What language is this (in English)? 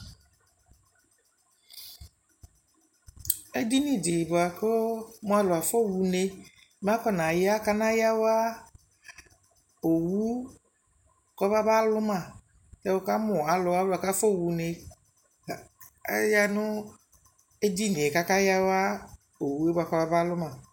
Ikposo